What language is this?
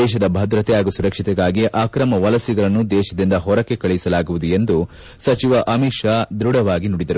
Kannada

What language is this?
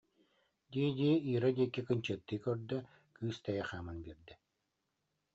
Yakut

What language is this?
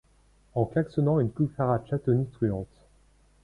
French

